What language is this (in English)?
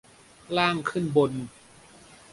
Thai